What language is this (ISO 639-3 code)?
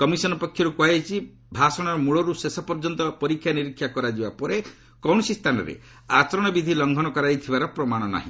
ori